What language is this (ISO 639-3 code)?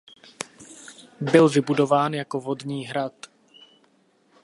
ces